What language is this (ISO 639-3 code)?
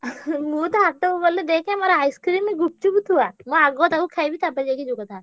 ori